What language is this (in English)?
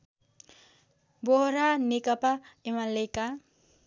Nepali